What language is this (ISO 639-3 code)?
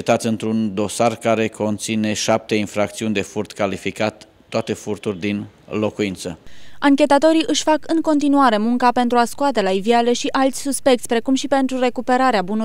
ron